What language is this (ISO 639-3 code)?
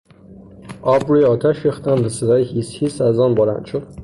fas